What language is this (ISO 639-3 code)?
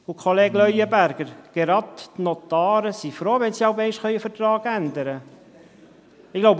gsw